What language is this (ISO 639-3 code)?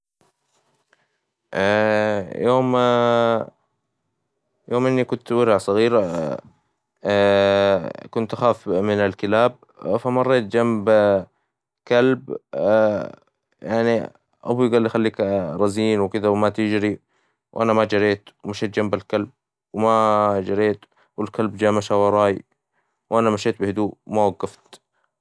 acw